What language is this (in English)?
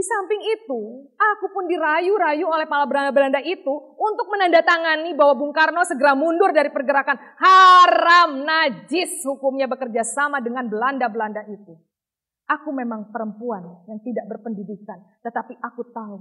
Indonesian